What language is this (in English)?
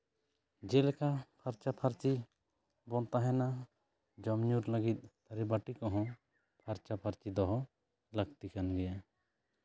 Santali